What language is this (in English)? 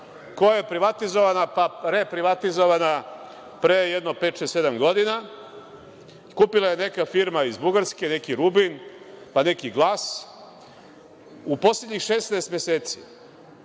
Serbian